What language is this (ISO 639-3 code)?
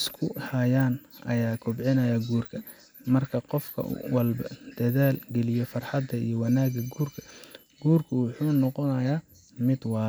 som